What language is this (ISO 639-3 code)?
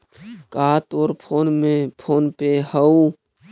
mag